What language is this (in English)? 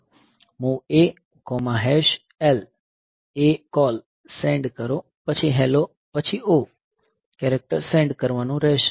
Gujarati